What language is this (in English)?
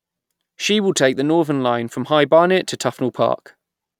English